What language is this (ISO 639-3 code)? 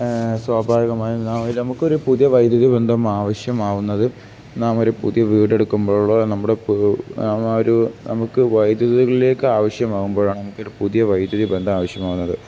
mal